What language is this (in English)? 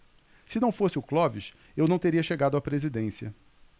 Portuguese